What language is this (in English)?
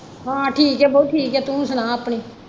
Punjabi